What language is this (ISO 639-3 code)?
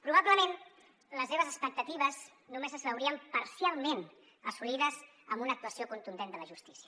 cat